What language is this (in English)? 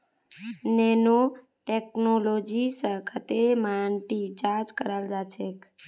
Magahi